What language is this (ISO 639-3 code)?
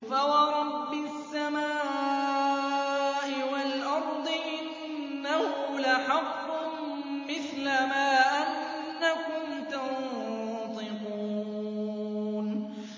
ara